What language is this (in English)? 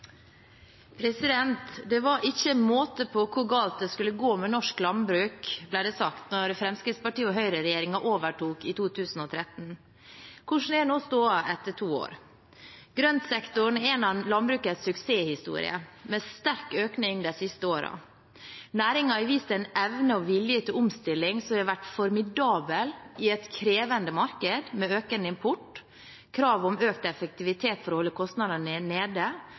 Norwegian Bokmål